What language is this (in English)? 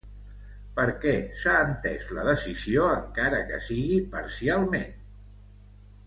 Catalan